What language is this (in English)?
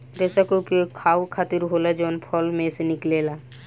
Bhojpuri